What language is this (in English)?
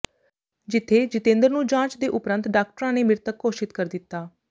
Punjabi